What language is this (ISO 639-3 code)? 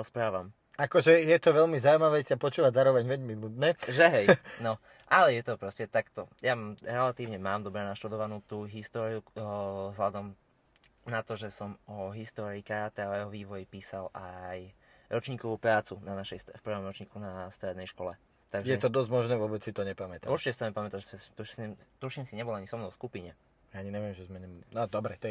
slk